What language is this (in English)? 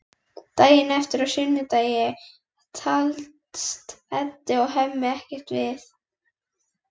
Icelandic